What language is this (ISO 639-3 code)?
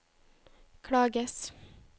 nor